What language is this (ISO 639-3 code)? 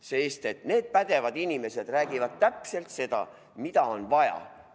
est